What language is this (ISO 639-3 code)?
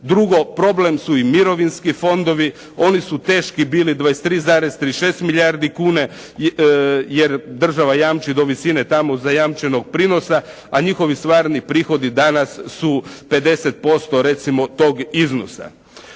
hrv